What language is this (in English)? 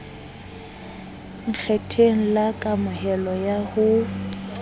Southern Sotho